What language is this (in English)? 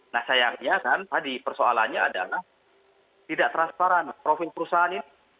Indonesian